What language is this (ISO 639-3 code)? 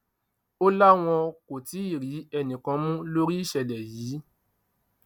yor